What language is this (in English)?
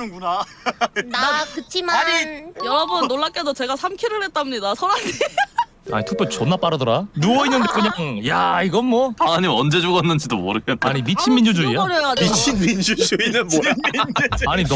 Korean